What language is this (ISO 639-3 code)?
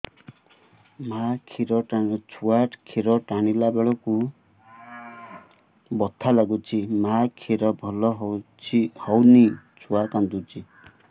ori